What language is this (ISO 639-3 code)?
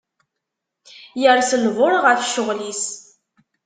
kab